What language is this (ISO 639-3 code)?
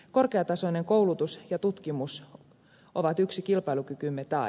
fin